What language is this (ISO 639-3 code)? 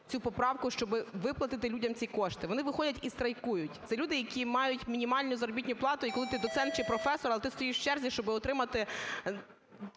ukr